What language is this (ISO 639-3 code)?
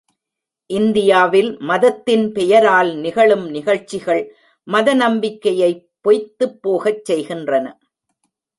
tam